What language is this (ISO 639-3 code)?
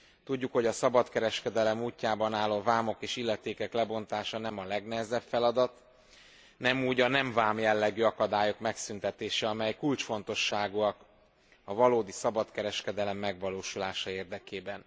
hun